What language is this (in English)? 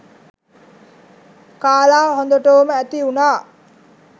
Sinhala